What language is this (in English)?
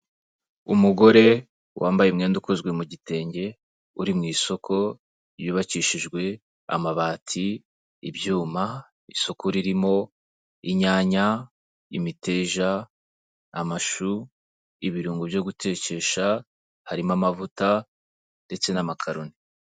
Kinyarwanda